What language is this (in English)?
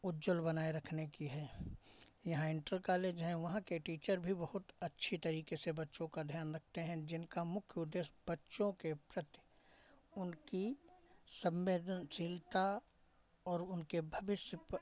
Hindi